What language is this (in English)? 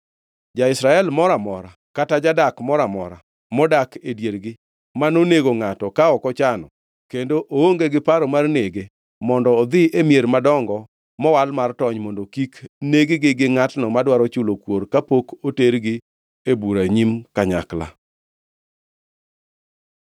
Luo (Kenya and Tanzania)